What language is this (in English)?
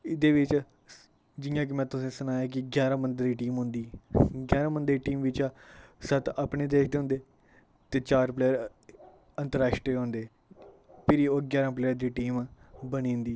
Dogri